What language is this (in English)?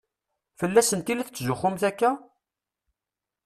Kabyle